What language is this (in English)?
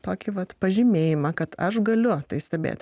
Lithuanian